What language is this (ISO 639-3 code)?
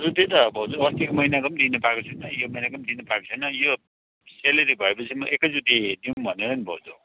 nep